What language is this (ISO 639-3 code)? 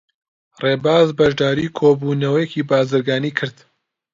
ckb